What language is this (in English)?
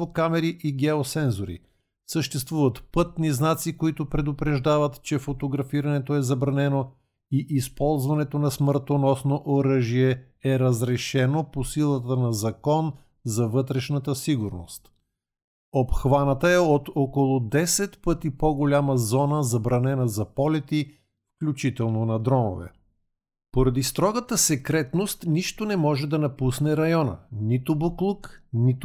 Bulgarian